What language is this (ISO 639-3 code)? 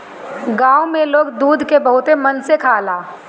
bho